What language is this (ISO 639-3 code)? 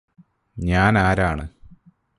mal